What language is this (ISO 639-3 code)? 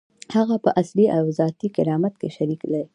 pus